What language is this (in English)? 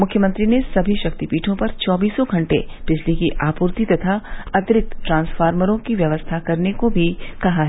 Hindi